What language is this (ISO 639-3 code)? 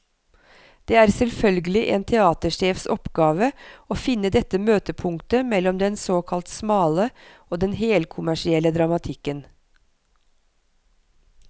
nor